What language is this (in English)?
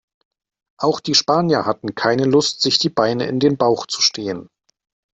German